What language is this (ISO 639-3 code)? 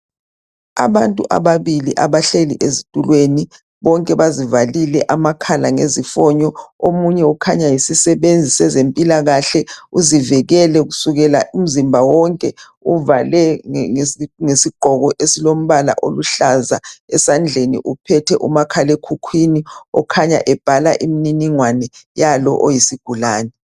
nde